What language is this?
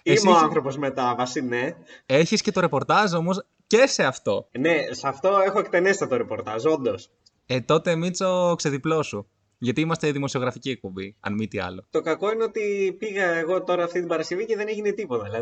Greek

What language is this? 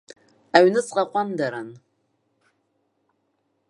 Abkhazian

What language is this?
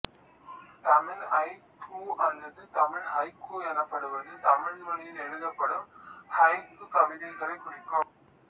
Tamil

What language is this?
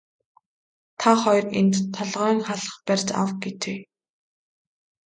Mongolian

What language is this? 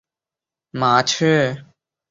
Chinese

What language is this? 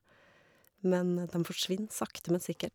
Norwegian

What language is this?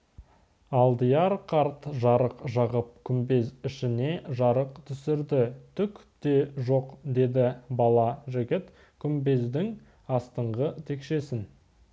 Kazakh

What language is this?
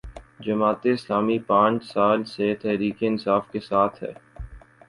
Urdu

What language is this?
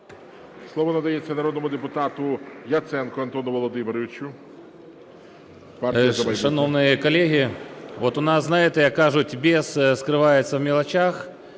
Ukrainian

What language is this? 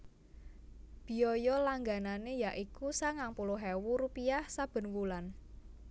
Javanese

